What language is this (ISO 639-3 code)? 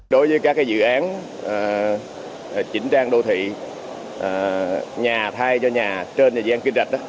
vie